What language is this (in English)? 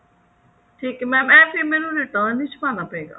Punjabi